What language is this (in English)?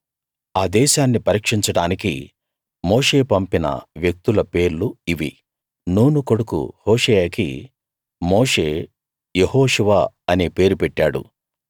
Telugu